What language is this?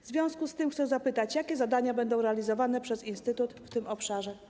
Polish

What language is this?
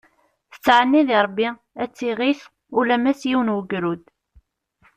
Kabyle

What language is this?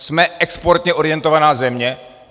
Czech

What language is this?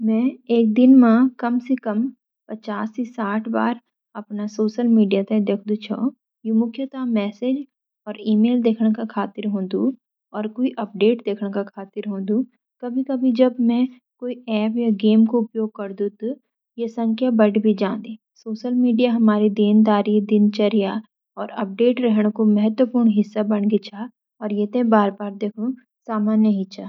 Garhwali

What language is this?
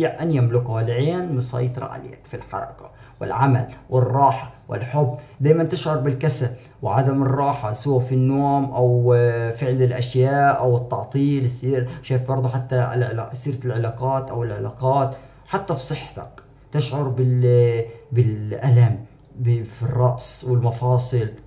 Arabic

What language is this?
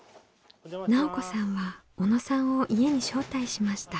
Japanese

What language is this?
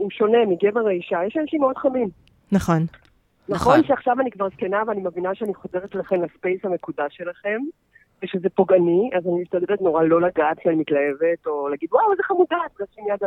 Hebrew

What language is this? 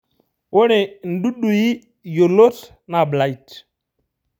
Masai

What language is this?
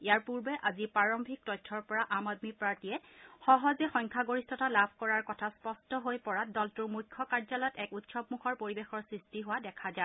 Assamese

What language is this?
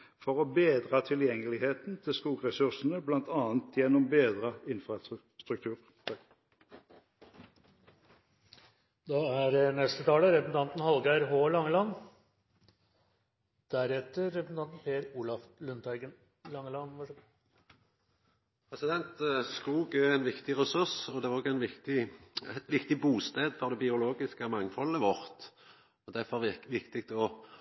Norwegian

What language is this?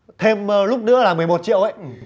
Vietnamese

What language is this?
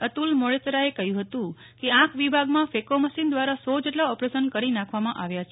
Gujarati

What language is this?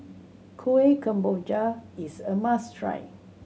English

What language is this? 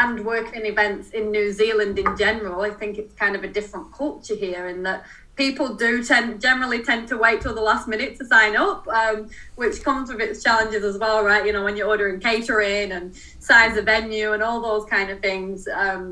English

